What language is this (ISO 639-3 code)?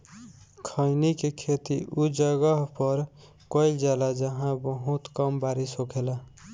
bho